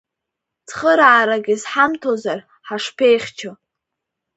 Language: Abkhazian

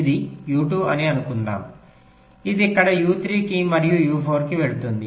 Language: Telugu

